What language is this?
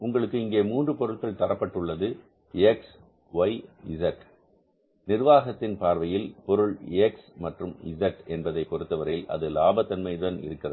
Tamil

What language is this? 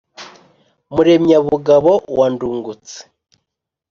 Kinyarwanda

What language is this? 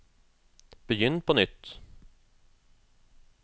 Norwegian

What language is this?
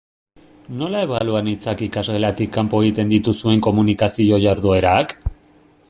Basque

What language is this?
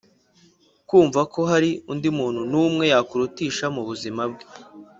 Kinyarwanda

